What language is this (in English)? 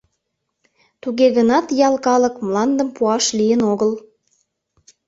Mari